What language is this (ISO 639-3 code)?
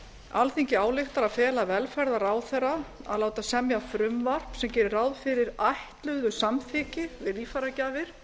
isl